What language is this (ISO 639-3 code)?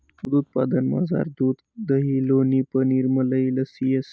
mar